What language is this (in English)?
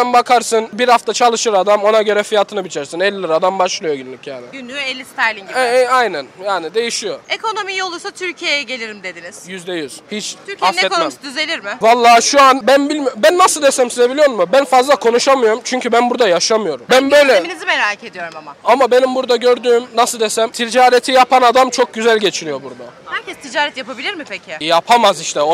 Turkish